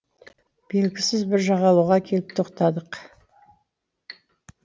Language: Kazakh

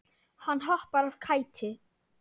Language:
Icelandic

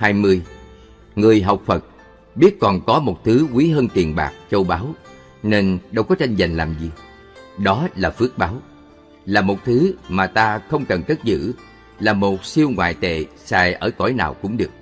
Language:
Vietnamese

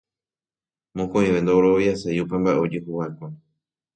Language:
Guarani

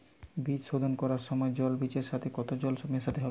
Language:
Bangla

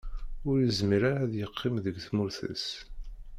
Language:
Kabyle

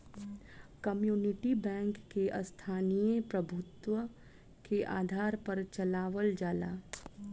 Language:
Bhojpuri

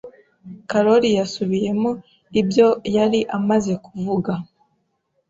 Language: Kinyarwanda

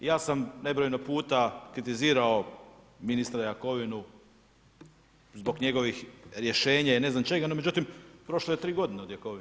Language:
Croatian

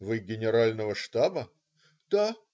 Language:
Russian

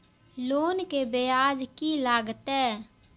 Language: Maithili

